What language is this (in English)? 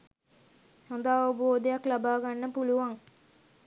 Sinhala